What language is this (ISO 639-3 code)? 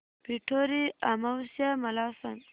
mar